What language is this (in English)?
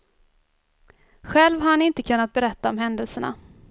Swedish